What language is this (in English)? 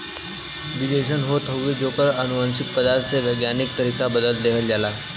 Bhojpuri